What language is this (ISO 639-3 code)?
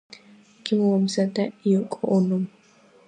kat